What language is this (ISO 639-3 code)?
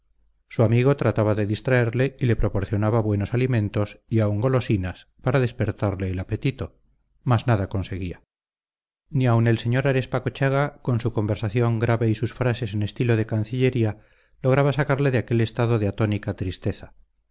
spa